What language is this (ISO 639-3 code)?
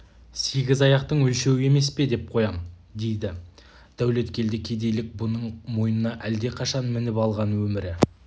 kaz